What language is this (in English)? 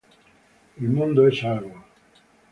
Italian